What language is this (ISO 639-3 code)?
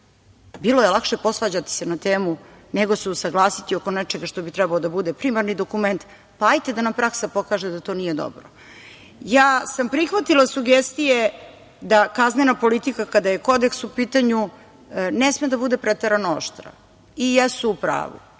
srp